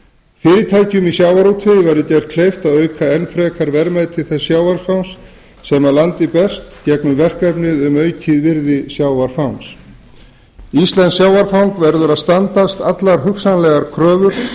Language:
Icelandic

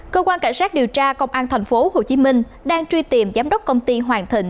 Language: Vietnamese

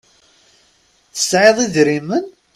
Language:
Kabyle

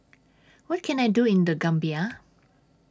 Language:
English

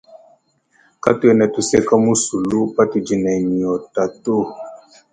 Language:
Luba-Lulua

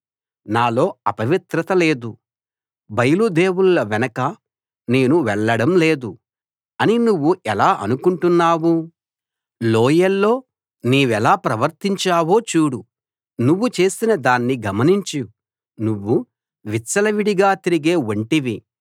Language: Telugu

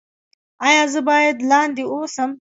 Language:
Pashto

